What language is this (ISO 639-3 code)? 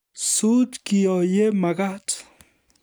kln